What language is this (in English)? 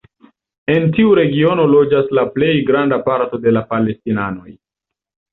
Esperanto